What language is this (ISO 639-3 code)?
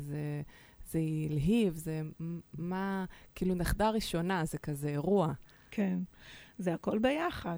heb